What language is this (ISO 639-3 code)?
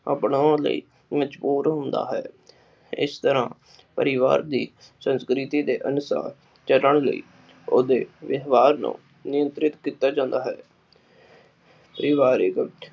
pan